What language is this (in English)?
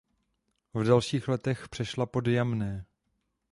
Czech